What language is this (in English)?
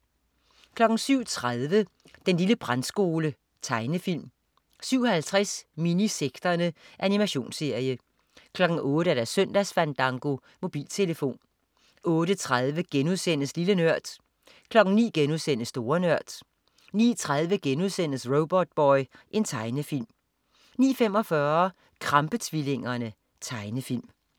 Danish